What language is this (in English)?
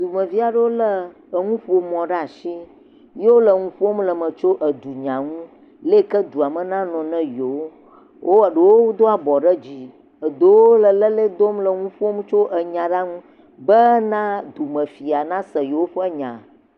Ewe